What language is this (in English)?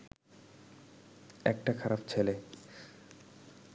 Bangla